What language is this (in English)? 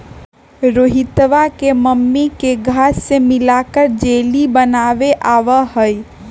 Magahi